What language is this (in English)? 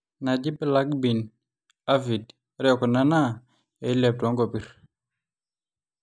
Masai